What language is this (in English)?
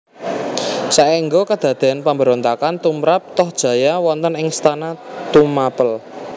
Javanese